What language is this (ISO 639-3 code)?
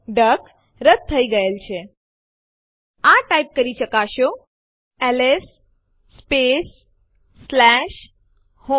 guj